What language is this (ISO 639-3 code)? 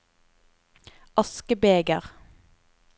nor